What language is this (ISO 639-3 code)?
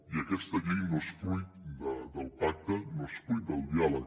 cat